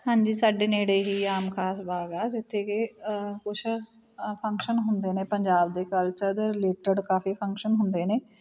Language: Punjabi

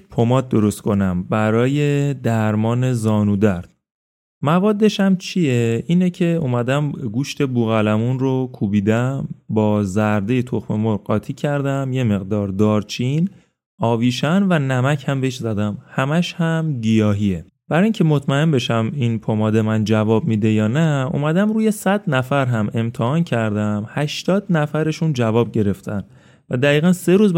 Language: Persian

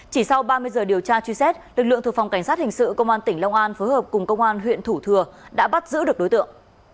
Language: Vietnamese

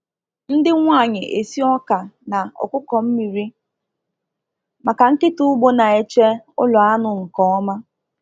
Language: Igbo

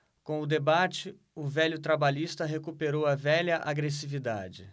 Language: Portuguese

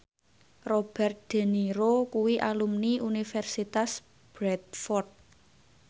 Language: Javanese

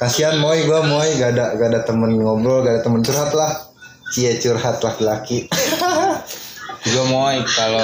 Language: Indonesian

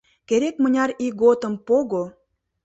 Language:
Mari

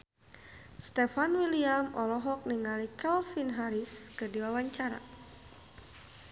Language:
Sundanese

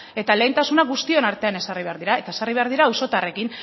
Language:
Basque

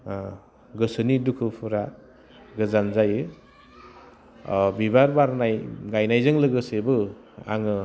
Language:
Bodo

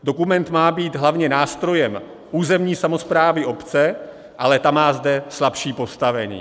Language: Czech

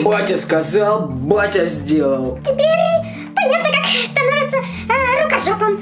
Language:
Russian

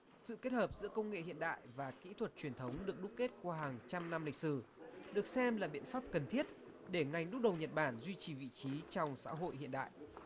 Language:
Vietnamese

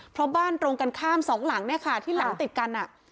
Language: Thai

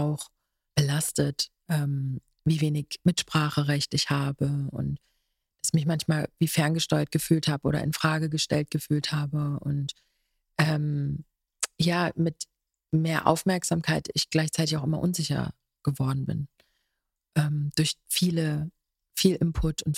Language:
German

